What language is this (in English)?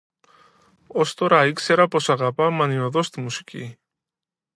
Greek